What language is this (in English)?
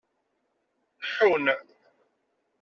Kabyle